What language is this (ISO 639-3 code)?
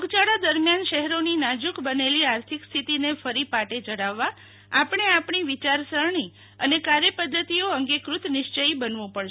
guj